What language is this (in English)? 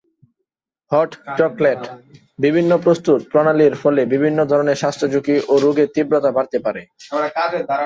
Bangla